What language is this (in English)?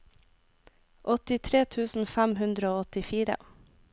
Norwegian